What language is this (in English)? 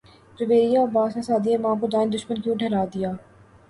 Urdu